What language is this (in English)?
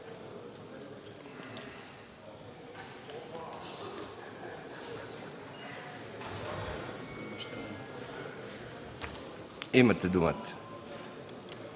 Bulgarian